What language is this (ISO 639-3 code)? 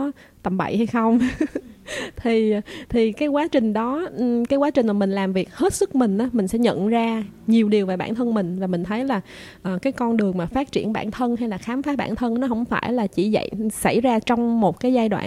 vie